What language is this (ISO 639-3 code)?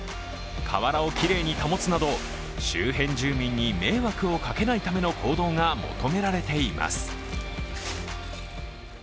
jpn